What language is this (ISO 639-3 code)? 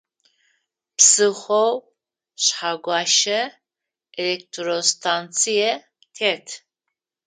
ady